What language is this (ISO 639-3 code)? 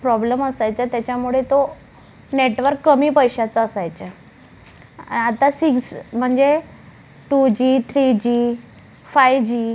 mar